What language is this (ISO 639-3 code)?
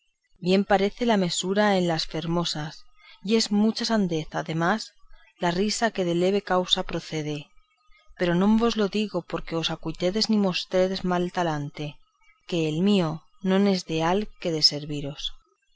spa